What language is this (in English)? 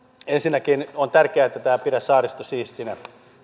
Finnish